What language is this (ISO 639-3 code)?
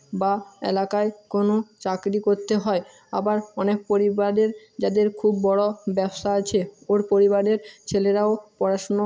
ben